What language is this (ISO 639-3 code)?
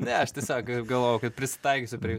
lit